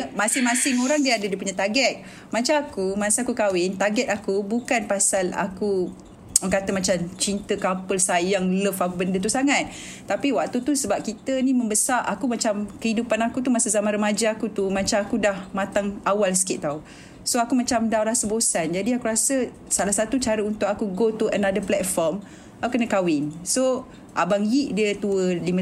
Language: Malay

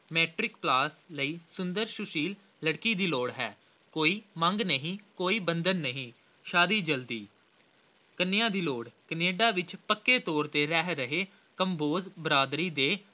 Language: Punjabi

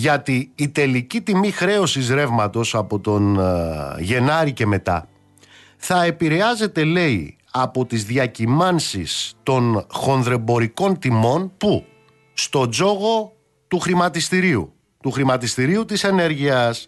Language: Greek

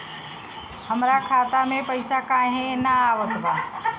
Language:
Bhojpuri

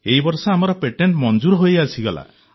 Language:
Odia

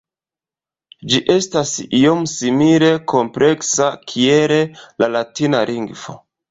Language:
Esperanto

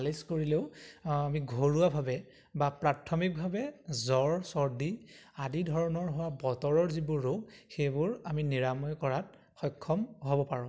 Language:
Assamese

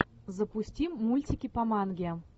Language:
Russian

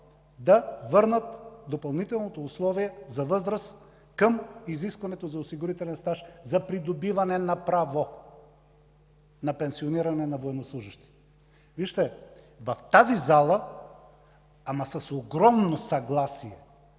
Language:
Bulgarian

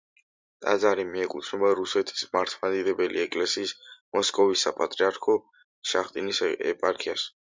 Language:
Georgian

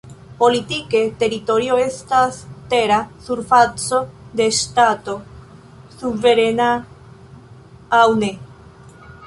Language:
Esperanto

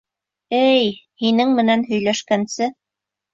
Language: Bashkir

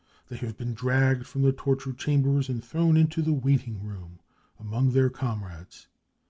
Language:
English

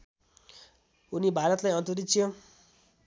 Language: Nepali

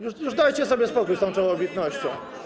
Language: Polish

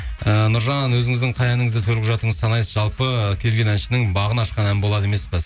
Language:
Kazakh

